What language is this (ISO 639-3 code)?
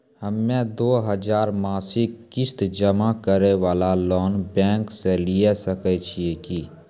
mai